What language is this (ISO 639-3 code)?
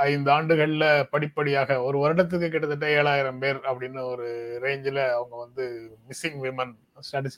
tam